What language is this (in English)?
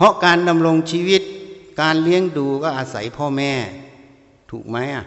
Thai